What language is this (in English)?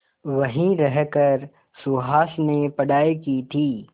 Hindi